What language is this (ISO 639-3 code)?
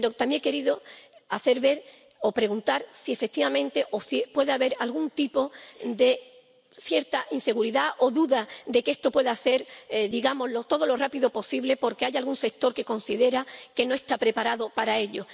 spa